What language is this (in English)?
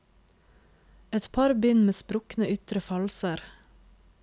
Norwegian